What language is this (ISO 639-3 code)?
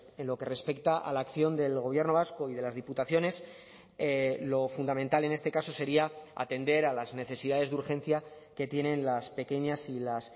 spa